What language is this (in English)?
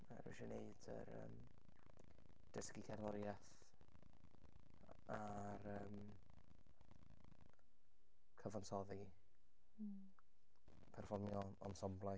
Welsh